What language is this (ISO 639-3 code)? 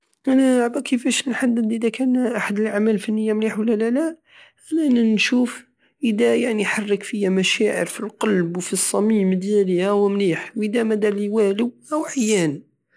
aao